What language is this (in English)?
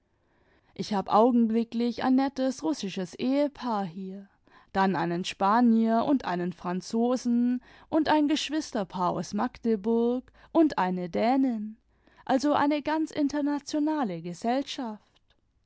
German